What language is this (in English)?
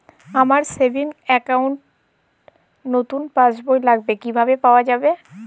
Bangla